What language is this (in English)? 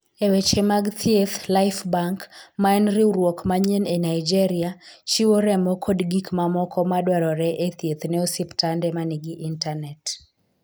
Luo (Kenya and Tanzania)